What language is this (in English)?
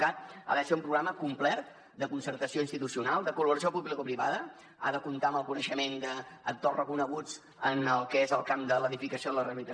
Catalan